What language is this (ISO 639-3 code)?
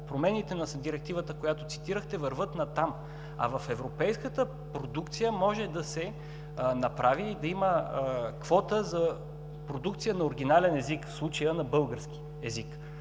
bul